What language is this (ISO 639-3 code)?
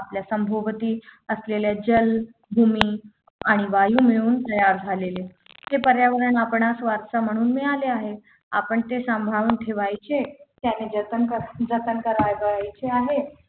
mar